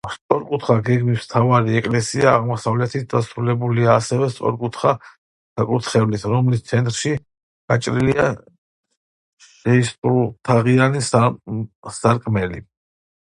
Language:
Georgian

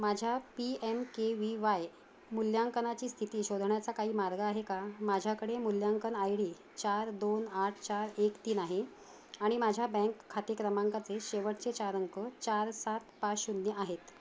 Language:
Marathi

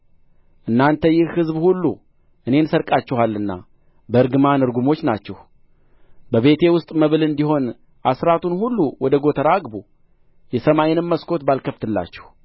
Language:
Amharic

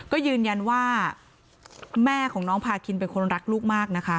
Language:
Thai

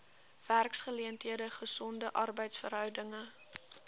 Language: Afrikaans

